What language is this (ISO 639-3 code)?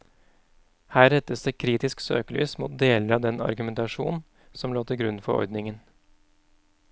nor